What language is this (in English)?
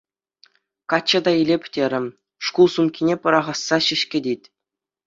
Chuvash